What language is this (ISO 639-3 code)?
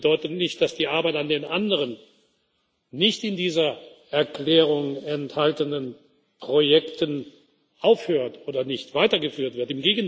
deu